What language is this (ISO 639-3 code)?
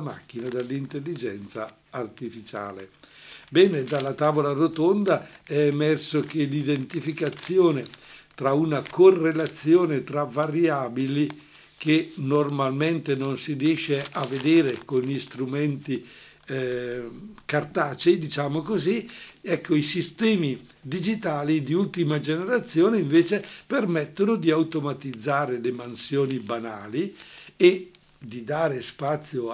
ita